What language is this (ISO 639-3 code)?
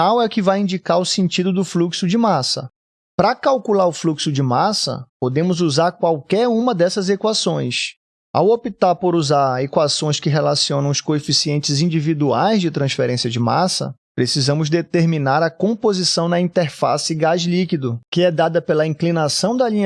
por